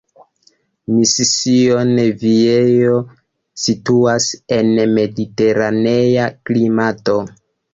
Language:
Esperanto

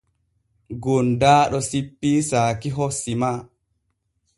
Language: Borgu Fulfulde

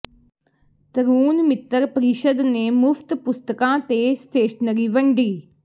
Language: Punjabi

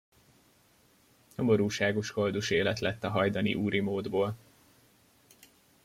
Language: Hungarian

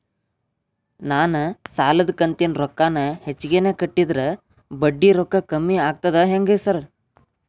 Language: Kannada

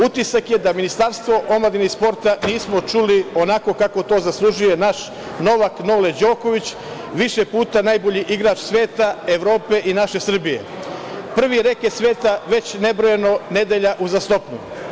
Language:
Serbian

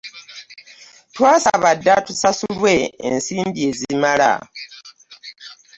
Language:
Ganda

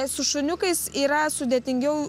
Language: Lithuanian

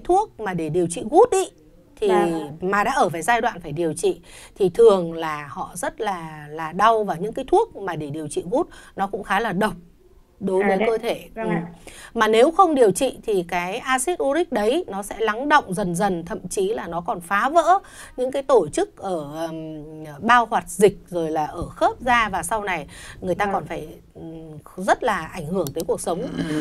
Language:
Vietnamese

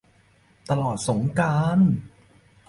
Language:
Thai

